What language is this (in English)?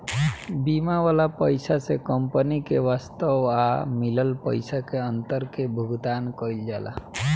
Bhojpuri